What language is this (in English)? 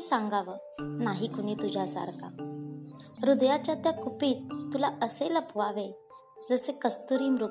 Marathi